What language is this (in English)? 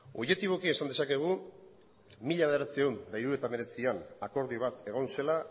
Basque